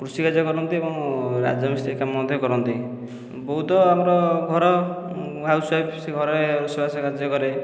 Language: Odia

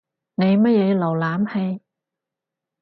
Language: Cantonese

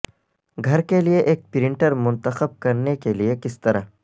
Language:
Urdu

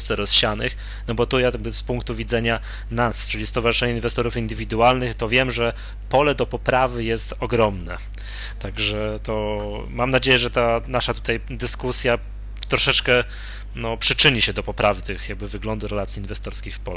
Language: Polish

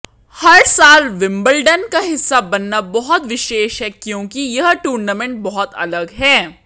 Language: Hindi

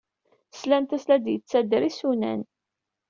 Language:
Kabyle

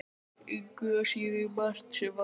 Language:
Icelandic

